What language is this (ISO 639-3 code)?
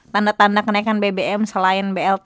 ind